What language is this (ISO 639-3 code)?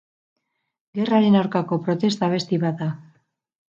eus